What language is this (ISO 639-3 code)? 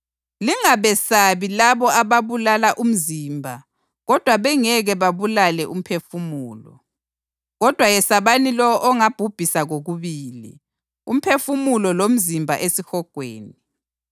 nde